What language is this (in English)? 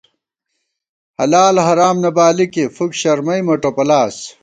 Gawar-Bati